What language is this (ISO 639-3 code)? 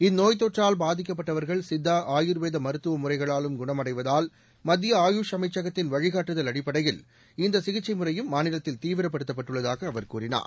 tam